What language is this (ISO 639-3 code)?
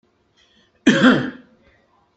kab